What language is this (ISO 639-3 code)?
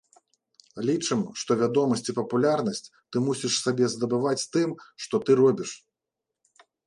bel